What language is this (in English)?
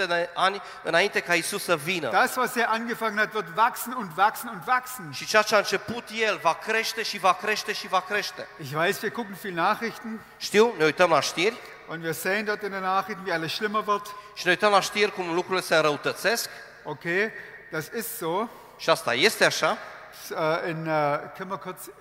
Romanian